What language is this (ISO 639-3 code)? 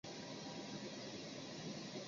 zho